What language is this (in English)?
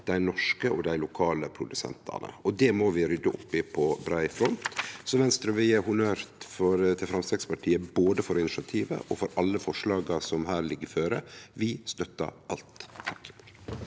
Norwegian